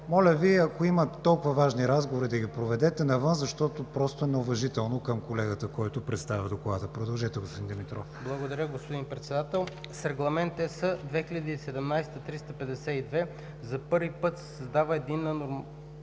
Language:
Bulgarian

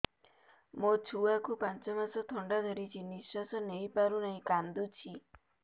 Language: Odia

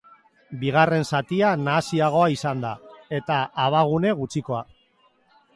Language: Basque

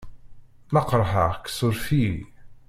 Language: Kabyle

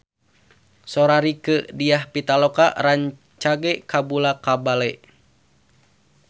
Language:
Sundanese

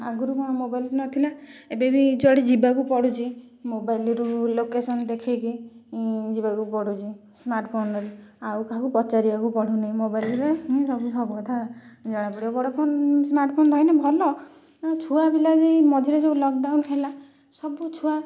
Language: Odia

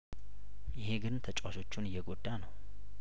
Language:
Amharic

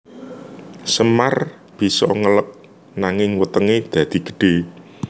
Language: Javanese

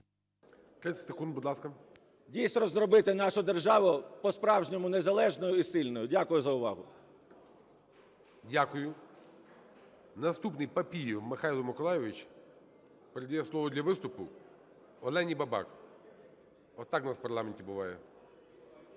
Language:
Ukrainian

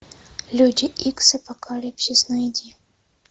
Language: Russian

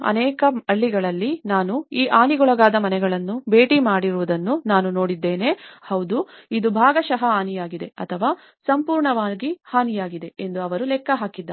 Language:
Kannada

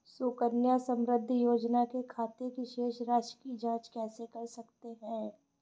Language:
Hindi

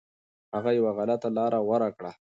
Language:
Pashto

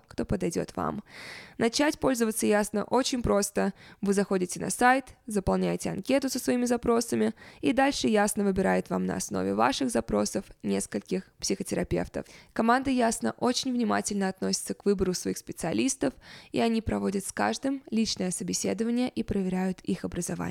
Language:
Russian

